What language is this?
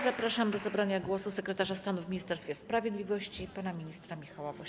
Polish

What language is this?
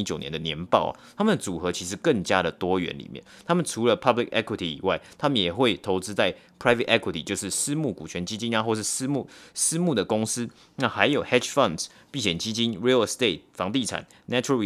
Chinese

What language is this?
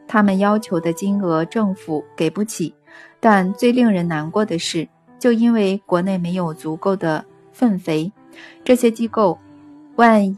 Chinese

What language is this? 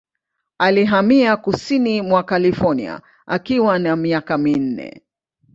Swahili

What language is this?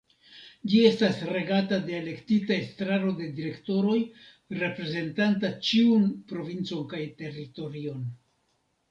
Esperanto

